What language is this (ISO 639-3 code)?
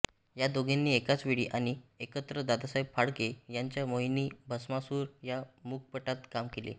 mar